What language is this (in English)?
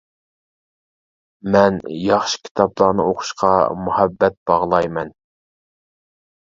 Uyghur